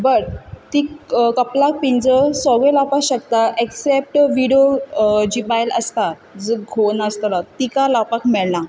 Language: Konkani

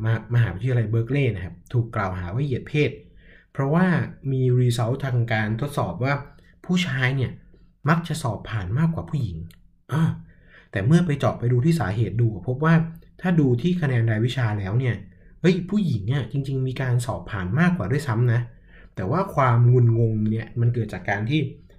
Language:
Thai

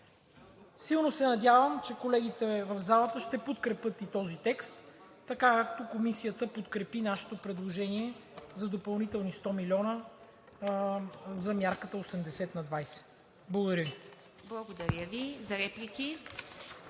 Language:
Bulgarian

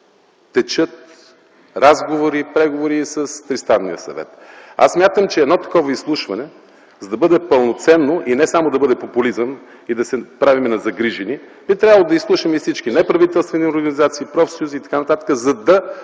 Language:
Bulgarian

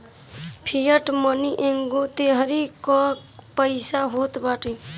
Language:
Bhojpuri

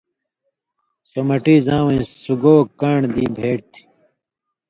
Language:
Indus Kohistani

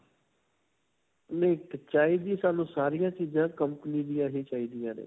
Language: Punjabi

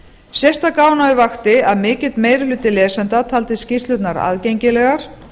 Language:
Icelandic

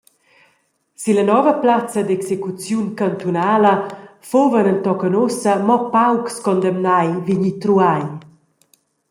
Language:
Romansh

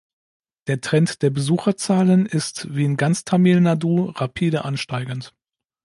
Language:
German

